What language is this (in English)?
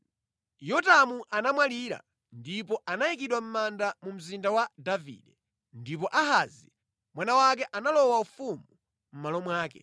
Nyanja